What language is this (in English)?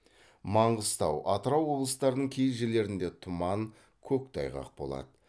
Kazakh